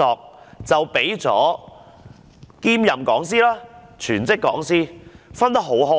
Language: Cantonese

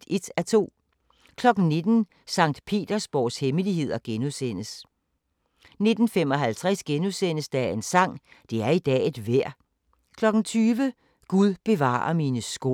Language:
Danish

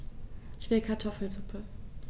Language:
German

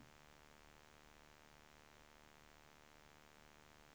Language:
Swedish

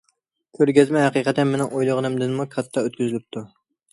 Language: Uyghur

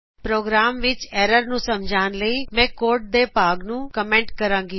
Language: Punjabi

